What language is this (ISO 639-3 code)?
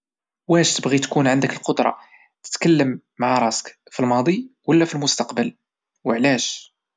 ary